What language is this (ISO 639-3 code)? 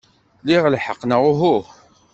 kab